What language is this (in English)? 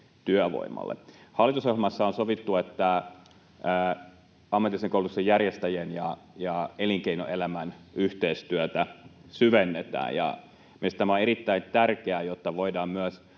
Finnish